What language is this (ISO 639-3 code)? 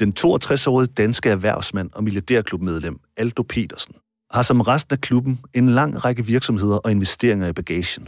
dan